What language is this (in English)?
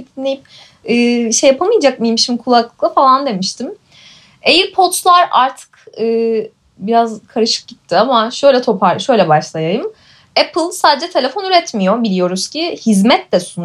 Turkish